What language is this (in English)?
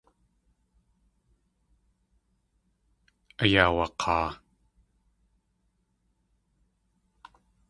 Tlingit